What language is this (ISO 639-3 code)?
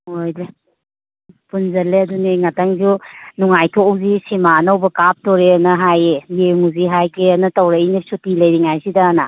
mni